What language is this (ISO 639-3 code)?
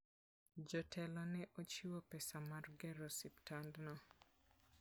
luo